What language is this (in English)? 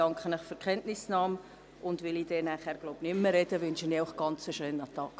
Swiss German